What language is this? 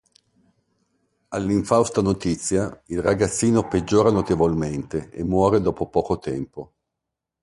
Italian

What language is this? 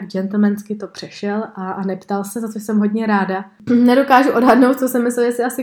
Czech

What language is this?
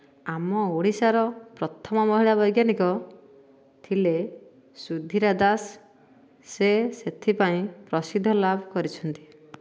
Odia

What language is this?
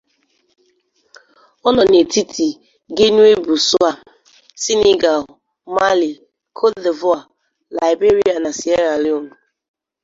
Igbo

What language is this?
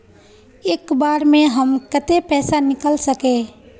Magahi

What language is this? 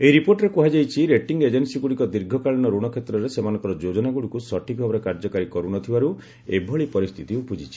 Odia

